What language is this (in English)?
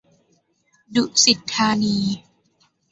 Thai